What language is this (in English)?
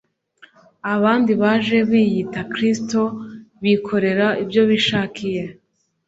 Kinyarwanda